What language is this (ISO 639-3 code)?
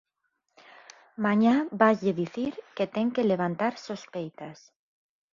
glg